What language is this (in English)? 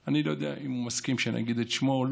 Hebrew